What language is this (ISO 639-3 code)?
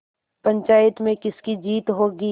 hin